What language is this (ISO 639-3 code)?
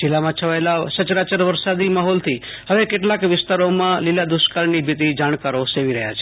guj